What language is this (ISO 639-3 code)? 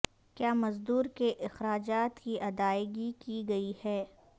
urd